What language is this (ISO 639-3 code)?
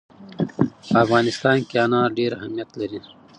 pus